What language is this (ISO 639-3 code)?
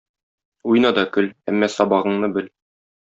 tat